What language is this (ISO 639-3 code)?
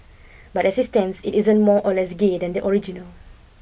eng